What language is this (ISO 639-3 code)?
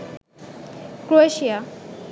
ben